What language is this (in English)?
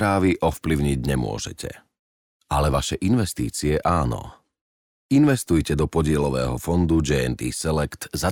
Slovak